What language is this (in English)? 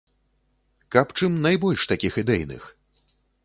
Belarusian